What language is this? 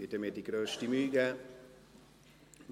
Swiss German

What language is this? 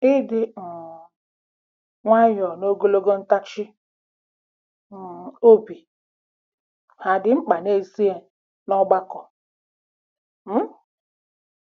Igbo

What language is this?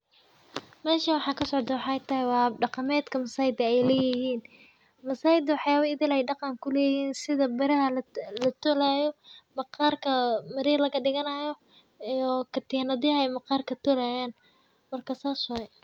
Somali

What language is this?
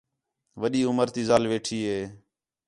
Khetrani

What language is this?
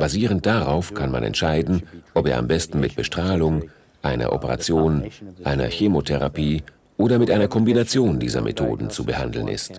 German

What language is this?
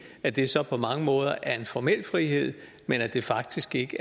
Danish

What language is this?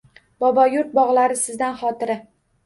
Uzbek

